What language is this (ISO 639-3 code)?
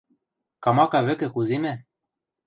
mrj